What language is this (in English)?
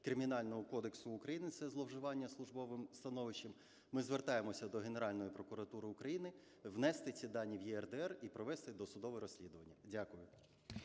Ukrainian